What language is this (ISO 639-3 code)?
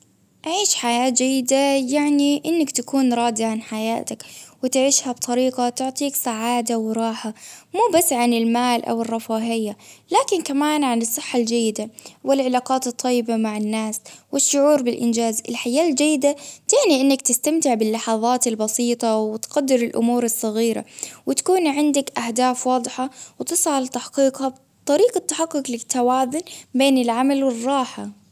abv